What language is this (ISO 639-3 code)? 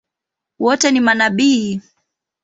swa